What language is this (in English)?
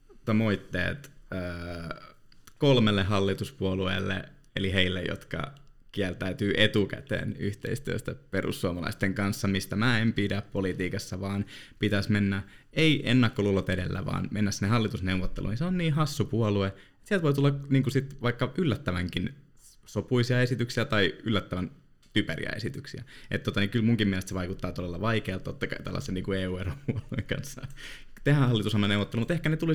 Finnish